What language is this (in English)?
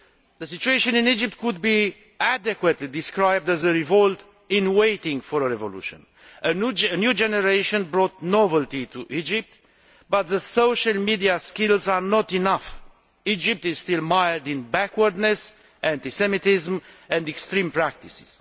English